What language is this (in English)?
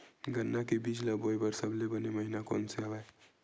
Chhattisgarhi